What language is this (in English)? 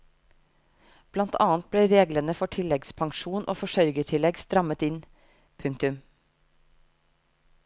Norwegian